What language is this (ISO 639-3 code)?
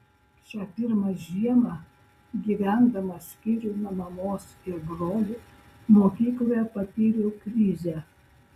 lit